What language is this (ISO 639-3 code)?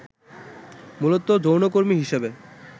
ben